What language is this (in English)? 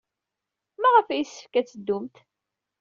Kabyle